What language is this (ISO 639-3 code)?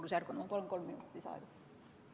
est